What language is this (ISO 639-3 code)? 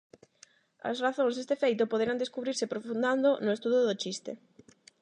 glg